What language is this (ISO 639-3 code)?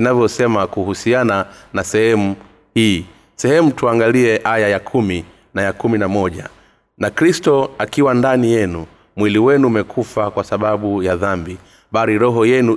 swa